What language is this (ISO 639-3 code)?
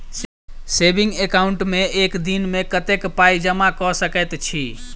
mai